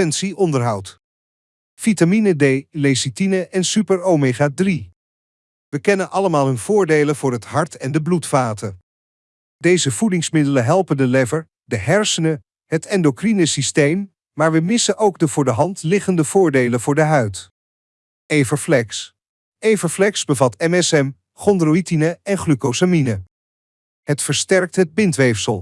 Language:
Dutch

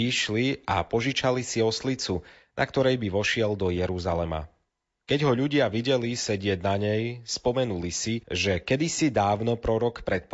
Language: Slovak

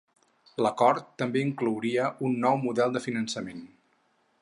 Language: Catalan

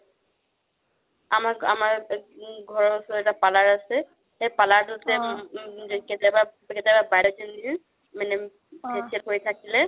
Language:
Assamese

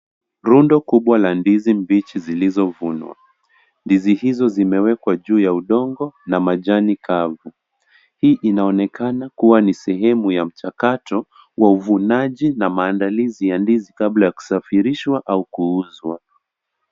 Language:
Swahili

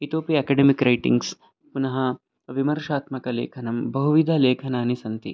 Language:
Sanskrit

